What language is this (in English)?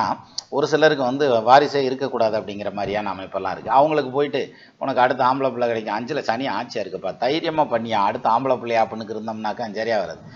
Tamil